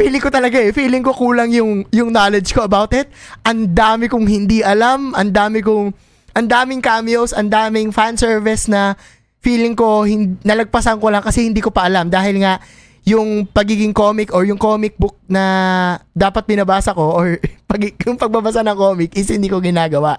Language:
Filipino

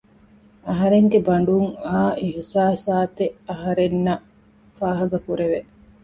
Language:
Divehi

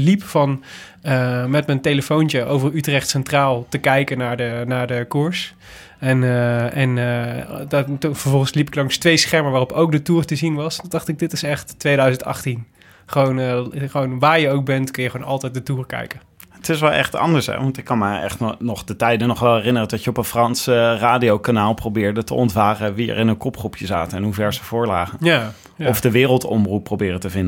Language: Dutch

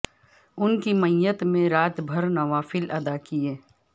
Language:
Urdu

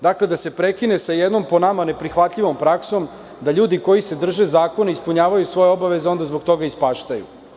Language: Serbian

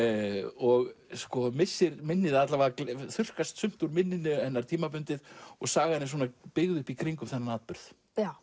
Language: Icelandic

